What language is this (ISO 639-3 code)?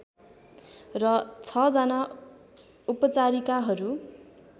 nep